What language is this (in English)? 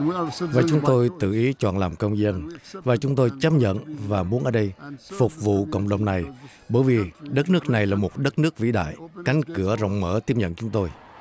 Vietnamese